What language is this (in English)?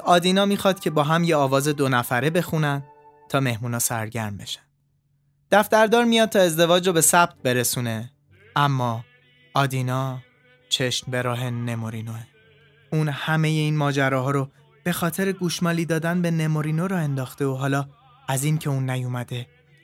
Persian